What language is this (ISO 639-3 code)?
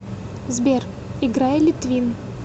rus